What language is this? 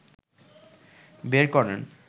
Bangla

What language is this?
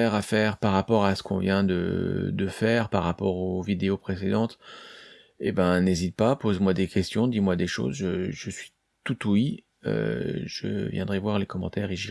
French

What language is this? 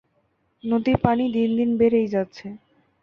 Bangla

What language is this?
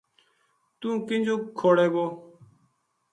Gujari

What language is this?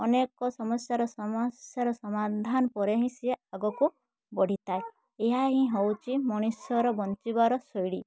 Odia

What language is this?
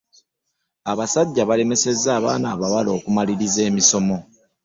Ganda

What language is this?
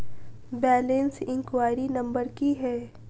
Maithili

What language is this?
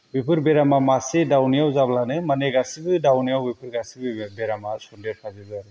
Bodo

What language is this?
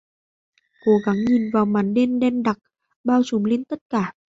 Vietnamese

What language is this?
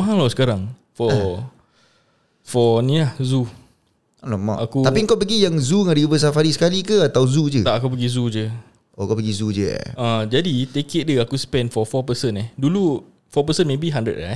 Malay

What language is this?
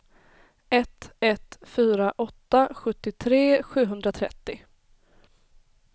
Swedish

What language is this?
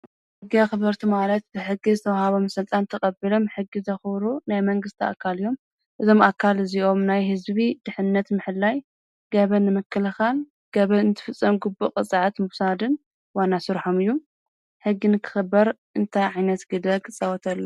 Tigrinya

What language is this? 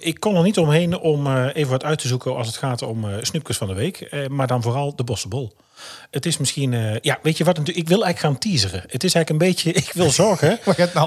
Dutch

